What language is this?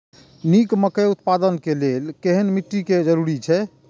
Maithili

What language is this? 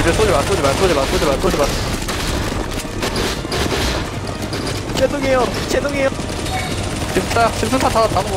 Korean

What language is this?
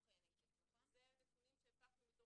Hebrew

